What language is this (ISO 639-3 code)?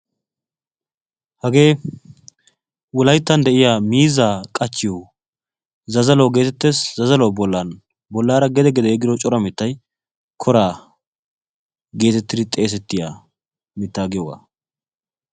wal